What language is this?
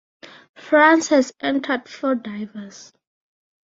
English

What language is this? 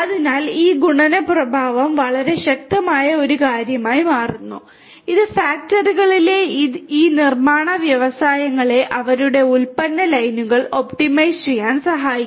Malayalam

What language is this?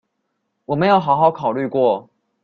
Chinese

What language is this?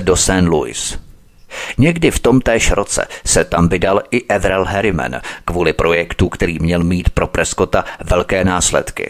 Czech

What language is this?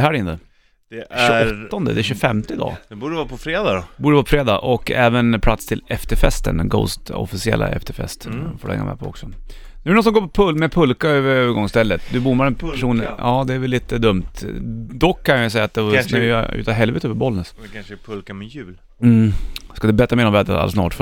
Swedish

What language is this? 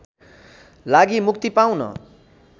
Nepali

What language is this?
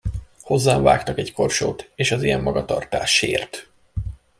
Hungarian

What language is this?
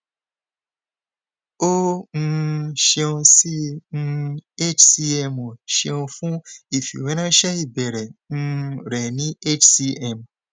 Yoruba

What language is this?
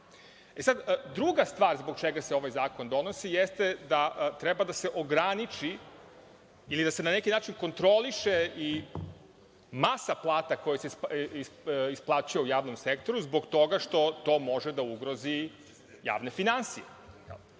Serbian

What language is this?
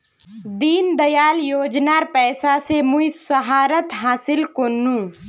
Magahi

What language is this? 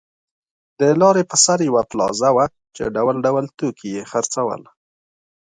Pashto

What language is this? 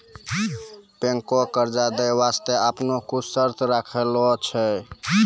Maithili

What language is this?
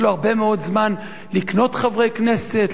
Hebrew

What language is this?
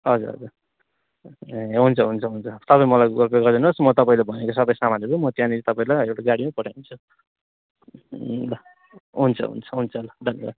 Nepali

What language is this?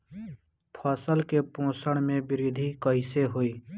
Bhojpuri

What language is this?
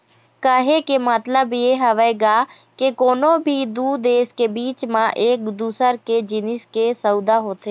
Chhattisgarhi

